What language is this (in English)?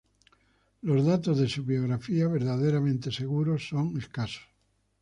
Spanish